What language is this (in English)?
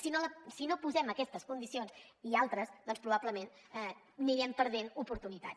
Catalan